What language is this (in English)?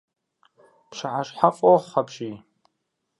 Kabardian